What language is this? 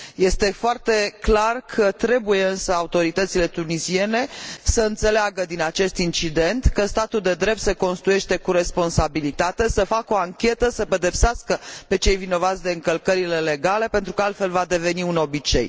Romanian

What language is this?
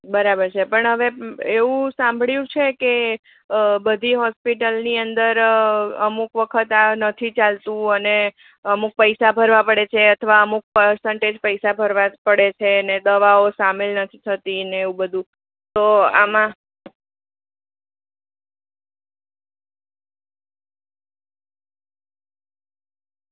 Gujarati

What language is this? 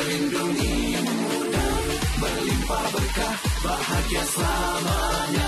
Indonesian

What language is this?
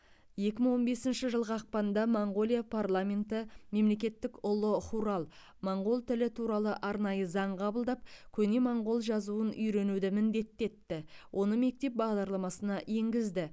Kazakh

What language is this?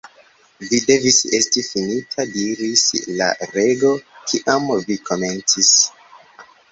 Esperanto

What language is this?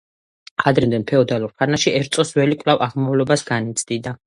Georgian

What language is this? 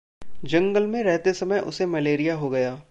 Hindi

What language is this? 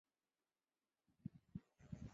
Chinese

